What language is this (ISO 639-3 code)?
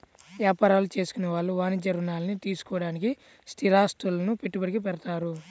tel